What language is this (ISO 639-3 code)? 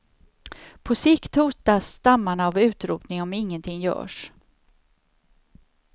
swe